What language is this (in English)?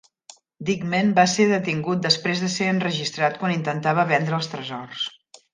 Catalan